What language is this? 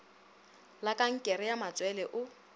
Northern Sotho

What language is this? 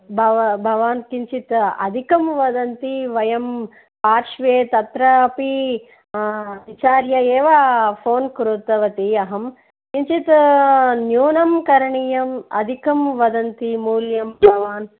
Sanskrit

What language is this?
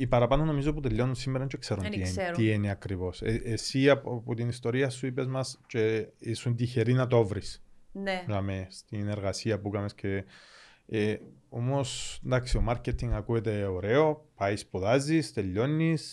Greek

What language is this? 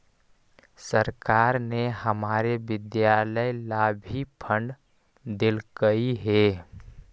Magahi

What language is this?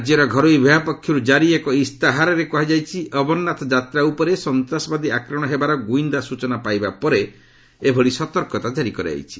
Odia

